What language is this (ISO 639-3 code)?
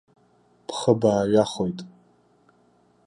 abk